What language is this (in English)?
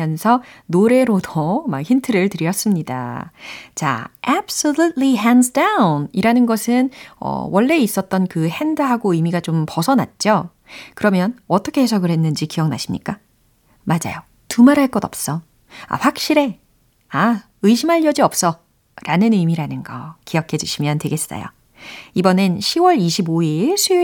Korean